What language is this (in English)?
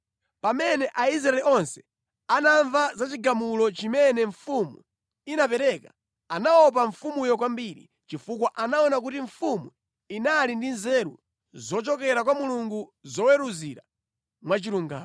Nyanja